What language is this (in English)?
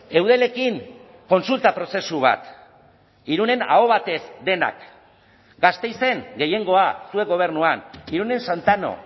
Basque